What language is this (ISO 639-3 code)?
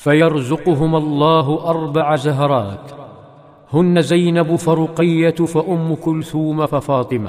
ara